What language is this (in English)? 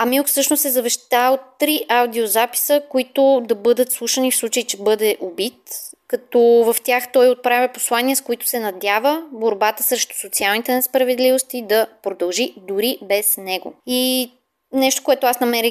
Bulgarian